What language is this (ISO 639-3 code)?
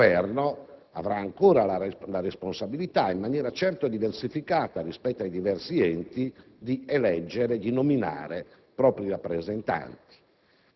ita